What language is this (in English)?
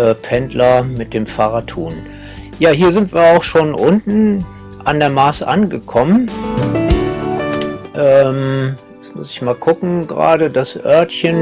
German